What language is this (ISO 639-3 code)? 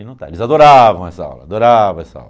por